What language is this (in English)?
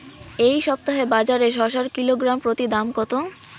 Bangla